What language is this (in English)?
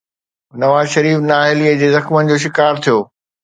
Sindhi